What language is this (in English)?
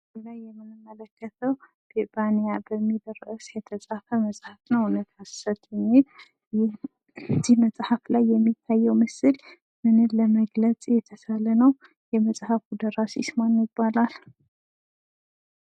Amharic